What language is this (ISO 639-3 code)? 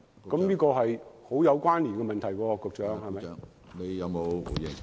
yue